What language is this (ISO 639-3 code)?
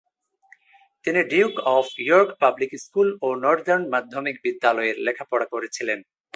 ben